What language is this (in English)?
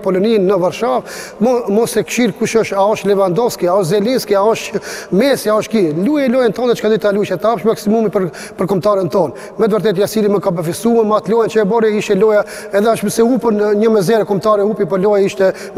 Romanian